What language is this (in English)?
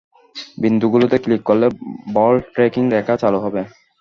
Bangla